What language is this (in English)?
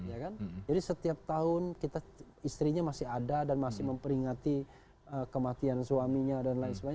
Indonesian